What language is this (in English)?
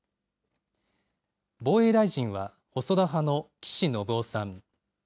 Japanese